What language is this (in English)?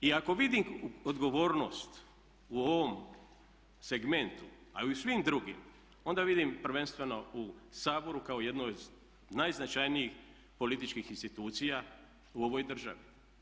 Croatian